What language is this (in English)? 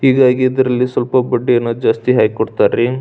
Kannada